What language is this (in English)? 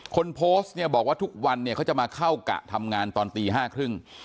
Thai